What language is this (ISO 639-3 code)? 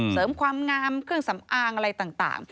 tha